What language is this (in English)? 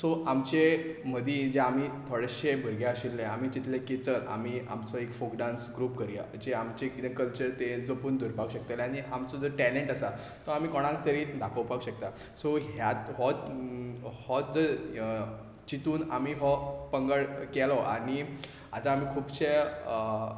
Konkani